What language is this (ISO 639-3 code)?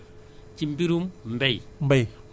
wol